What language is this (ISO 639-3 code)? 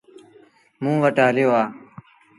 sbn